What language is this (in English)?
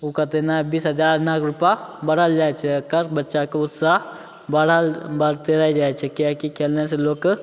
Maithili